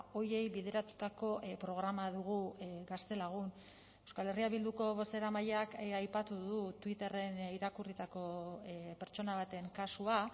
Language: Basque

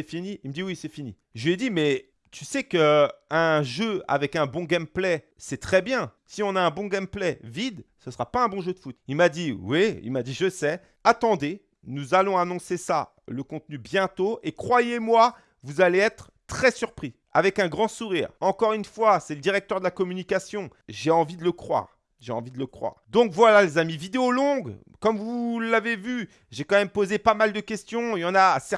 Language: French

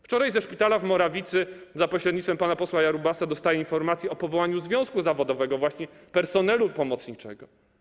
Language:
Polish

